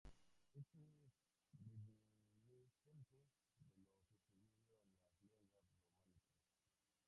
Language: Spanish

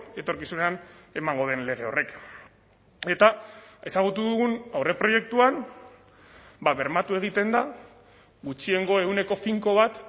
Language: Basque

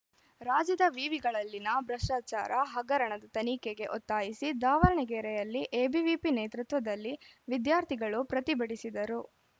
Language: Kannada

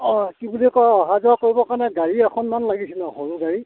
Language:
Assamese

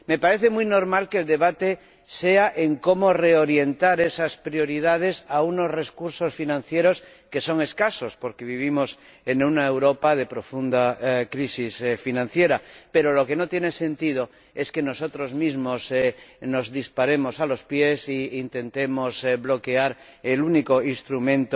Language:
Spanish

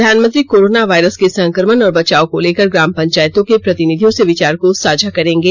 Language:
Hindi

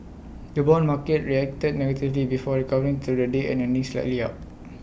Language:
English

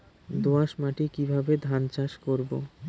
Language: Bangla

